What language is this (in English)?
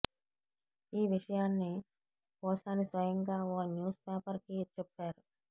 Telugu